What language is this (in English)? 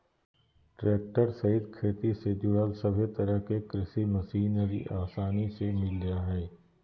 Magahi